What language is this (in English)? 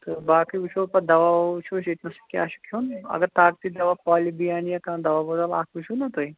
Kashmiri